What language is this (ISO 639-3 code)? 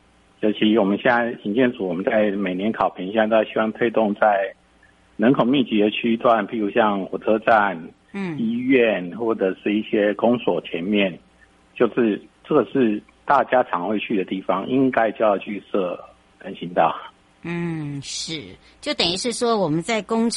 zho